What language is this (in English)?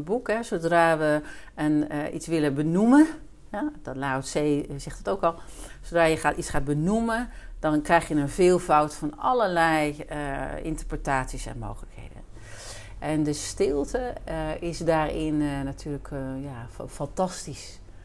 Dutch